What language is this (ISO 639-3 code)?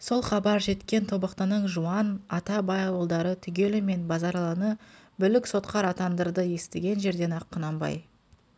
kaz